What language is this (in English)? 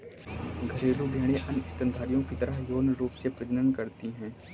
Hindi